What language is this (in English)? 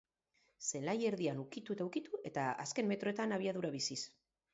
Basque